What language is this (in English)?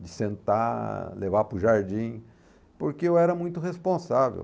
Portuguese